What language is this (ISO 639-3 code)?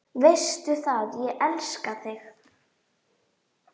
isl